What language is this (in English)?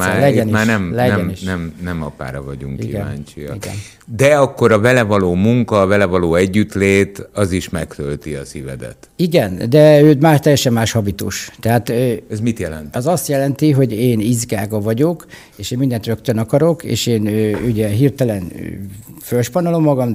Hungarian